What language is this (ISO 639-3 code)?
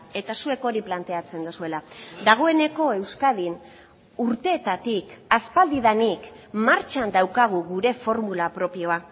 eus